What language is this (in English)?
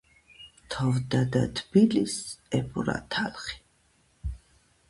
Georgian